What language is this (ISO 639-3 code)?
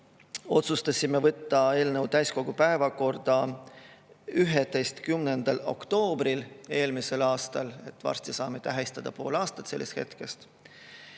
est